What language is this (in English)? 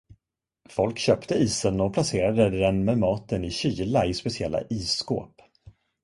Swedish